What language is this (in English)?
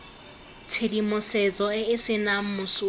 Tswana